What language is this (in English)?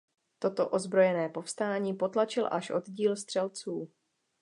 Czech